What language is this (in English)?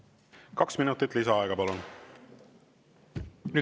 Estonian